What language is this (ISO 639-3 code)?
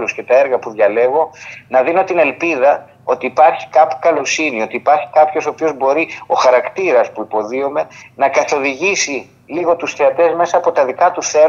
ell